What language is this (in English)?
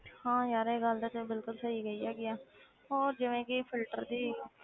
Punjabi